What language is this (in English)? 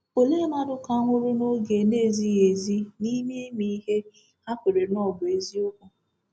Igbo